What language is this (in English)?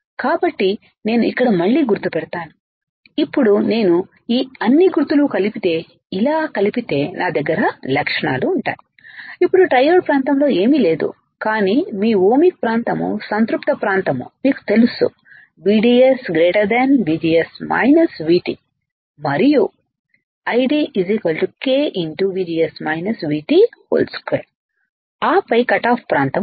Telugu